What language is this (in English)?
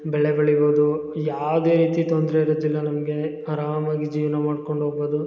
Kannada